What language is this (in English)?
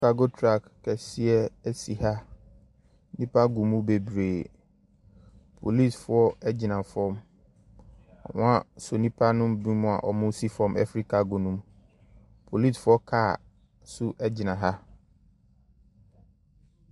Akan